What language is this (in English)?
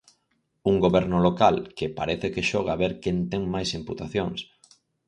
Galician